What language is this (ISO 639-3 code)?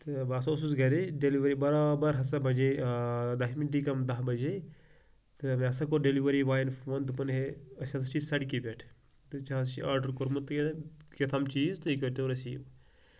kas